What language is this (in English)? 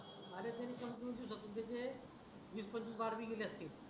Marathi